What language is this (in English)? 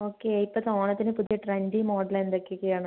Malayalam